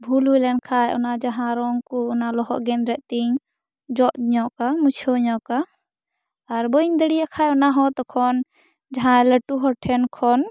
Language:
Santali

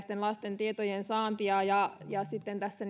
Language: Finnish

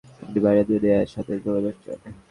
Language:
Bangla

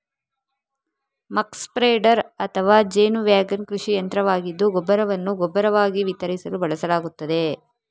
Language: Kannada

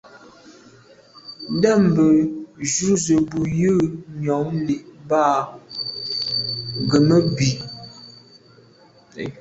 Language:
Medumba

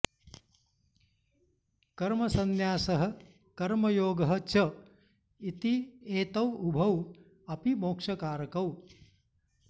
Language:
Sanskrit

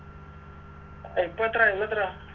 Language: Malayalam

